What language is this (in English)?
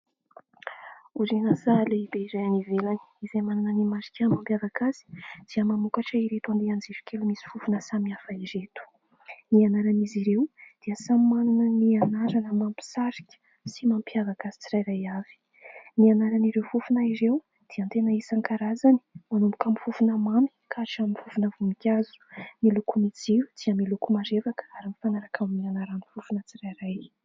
Malagasy